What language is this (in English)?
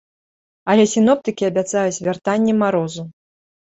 Belarusian